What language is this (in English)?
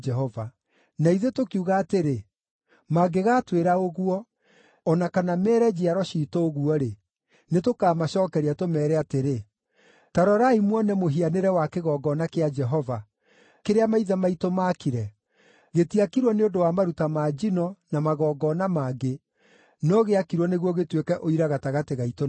Kikuyu